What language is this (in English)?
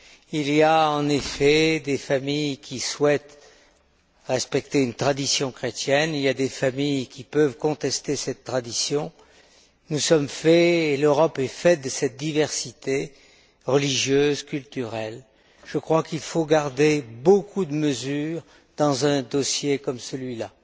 French